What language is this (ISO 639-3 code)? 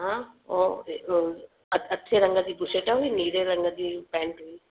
snd